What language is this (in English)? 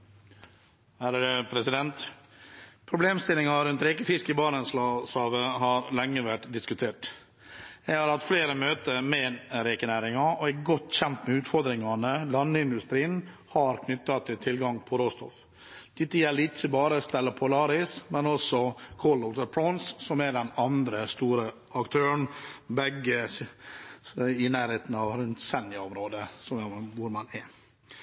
Norwegian